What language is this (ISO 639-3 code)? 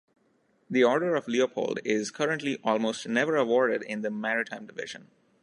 eng